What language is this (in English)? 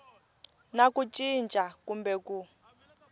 Tsonga